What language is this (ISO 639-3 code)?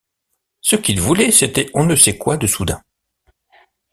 fra